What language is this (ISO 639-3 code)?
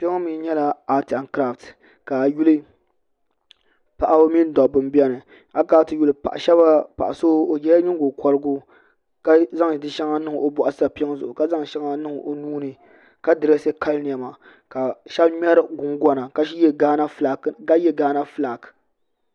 dag